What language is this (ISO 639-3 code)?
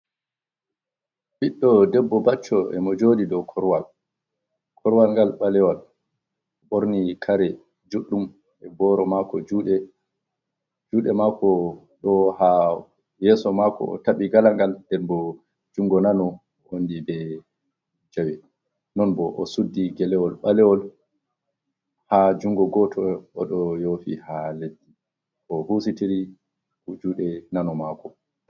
ful